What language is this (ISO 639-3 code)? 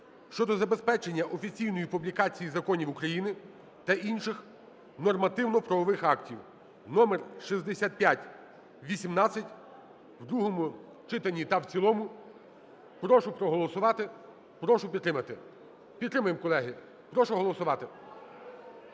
ukr